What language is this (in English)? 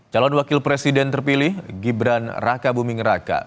Indonesian